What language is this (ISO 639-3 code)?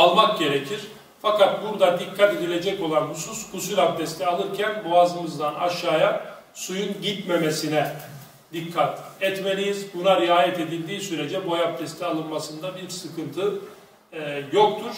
tur